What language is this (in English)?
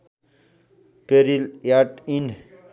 Nepali